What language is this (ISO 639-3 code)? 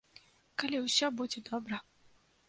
bel